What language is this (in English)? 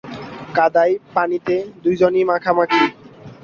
Bangla